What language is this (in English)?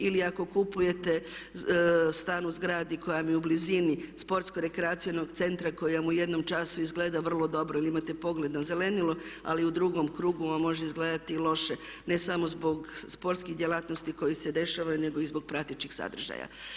Croatian